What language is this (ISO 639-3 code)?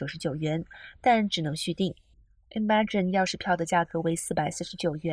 zho